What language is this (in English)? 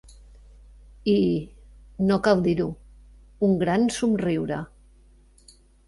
Catalan